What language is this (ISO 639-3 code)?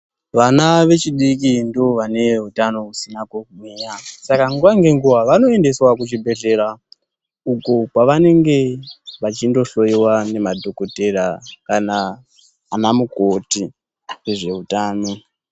ndc